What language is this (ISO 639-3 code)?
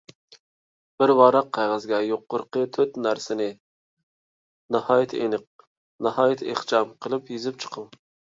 uig